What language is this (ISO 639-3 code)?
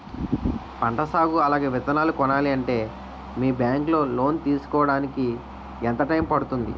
tel